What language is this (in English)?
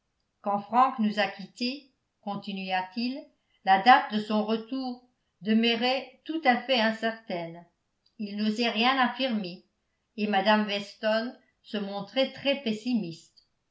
French